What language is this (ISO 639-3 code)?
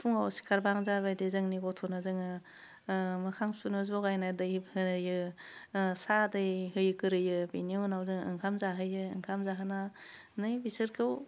brx